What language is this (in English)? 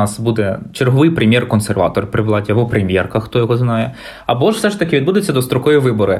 Ukrainian